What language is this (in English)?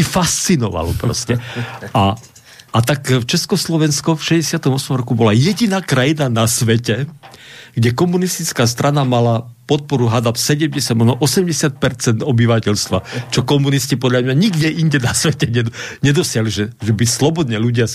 Slovak